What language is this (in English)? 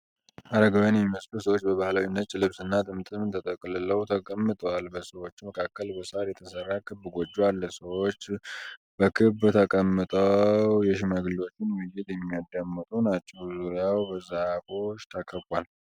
Amharic